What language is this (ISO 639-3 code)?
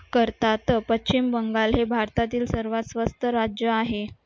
mar